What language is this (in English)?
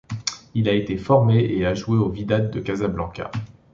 French